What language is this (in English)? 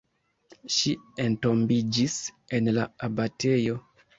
Esperanto